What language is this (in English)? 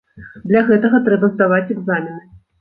Belarusian